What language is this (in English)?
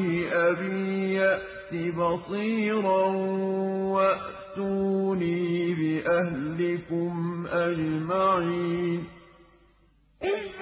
Arabic